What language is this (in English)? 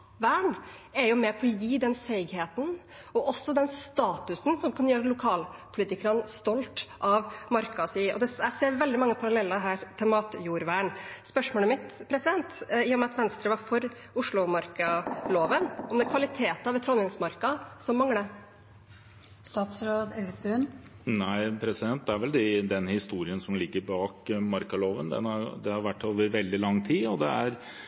Norwegian Bokmål